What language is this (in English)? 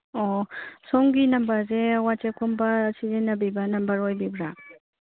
Manipuri